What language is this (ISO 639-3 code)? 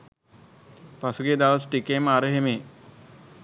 sin